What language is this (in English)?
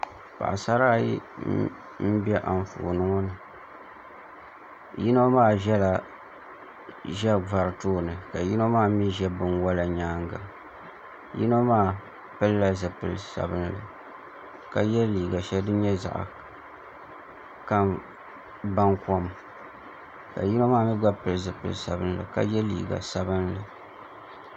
Dagbani